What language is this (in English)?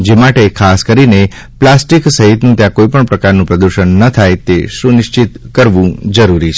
Gujarati